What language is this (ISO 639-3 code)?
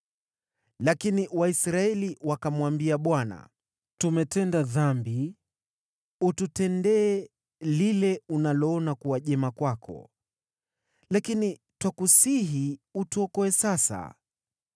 swa